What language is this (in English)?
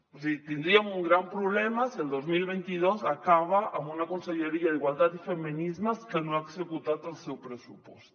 Catalan